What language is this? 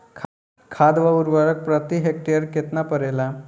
Bhojpuri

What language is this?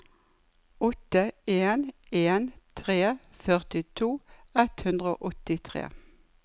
Norwegian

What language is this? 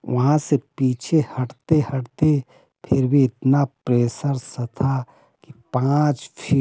Hindi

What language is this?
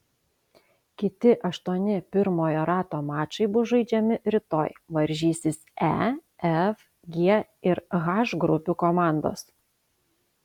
Lithuanian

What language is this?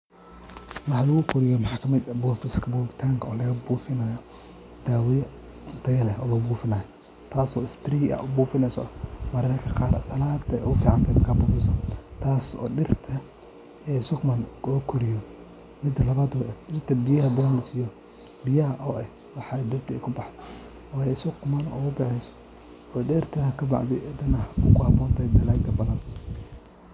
Somali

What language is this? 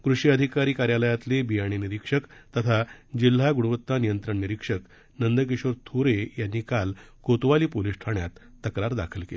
Marathi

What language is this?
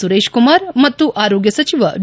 Kannada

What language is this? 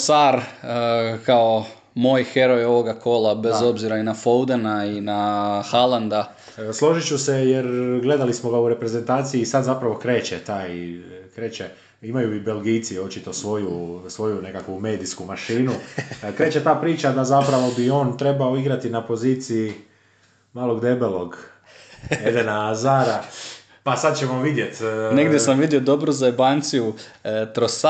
Croatian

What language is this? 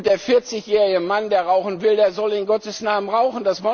German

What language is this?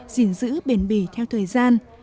Vietnamese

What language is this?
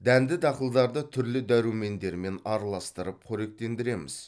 Kazakh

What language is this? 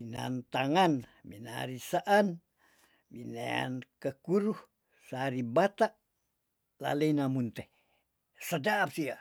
Tondano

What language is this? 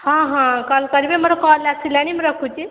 Odia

